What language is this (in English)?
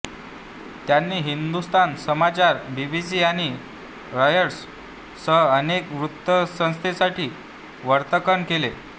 Marathi